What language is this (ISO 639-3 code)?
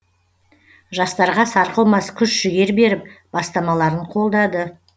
kaz